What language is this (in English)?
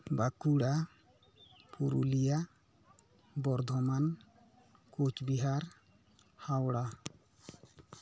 Santali